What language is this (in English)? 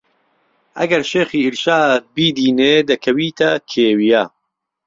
Central Kurdish